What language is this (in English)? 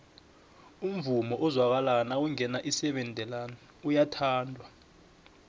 South Ndebele